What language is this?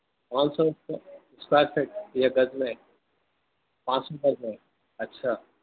Urdu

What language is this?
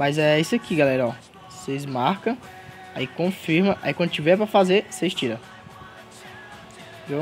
Portuguese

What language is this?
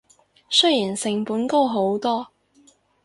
Cantonese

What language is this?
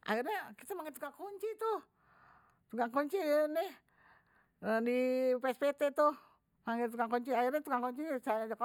Betawi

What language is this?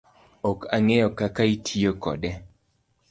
Luo (Kenya and Tanzania)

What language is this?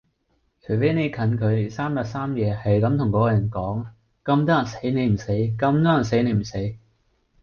Cantonese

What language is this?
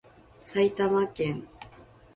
Japanese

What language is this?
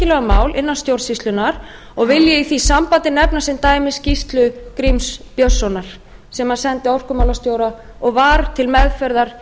Icelandic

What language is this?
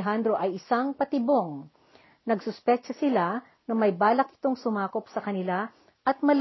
Filipino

